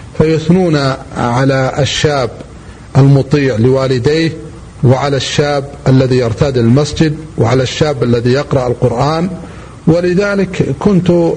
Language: Arabic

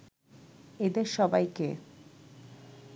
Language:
Bangla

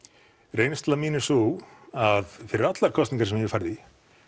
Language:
Icelandic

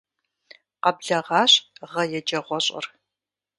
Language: Kabardian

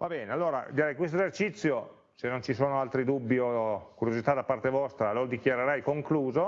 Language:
Italian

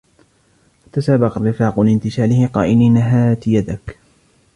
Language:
Arabic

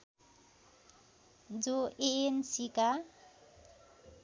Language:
Nepali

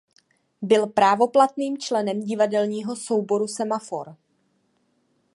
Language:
Czech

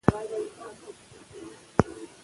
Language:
Pashto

